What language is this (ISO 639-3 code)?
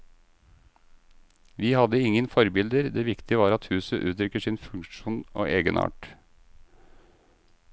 nor